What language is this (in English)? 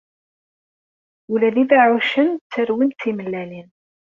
Kabyle